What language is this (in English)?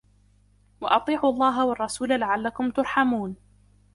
Arabic